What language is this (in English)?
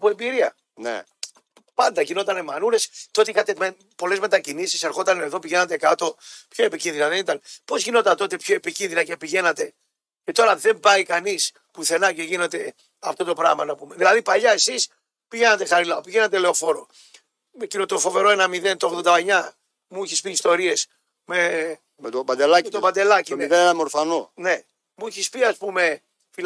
Greek